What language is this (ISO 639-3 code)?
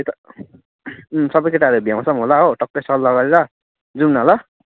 nep